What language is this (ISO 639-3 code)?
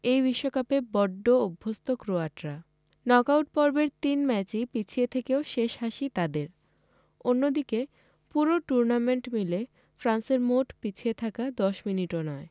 ben